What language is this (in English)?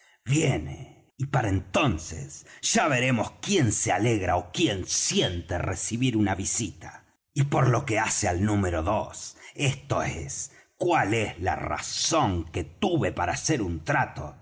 Spanish